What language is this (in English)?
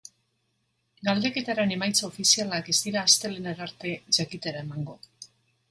Basque